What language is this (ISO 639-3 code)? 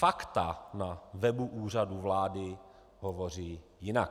ces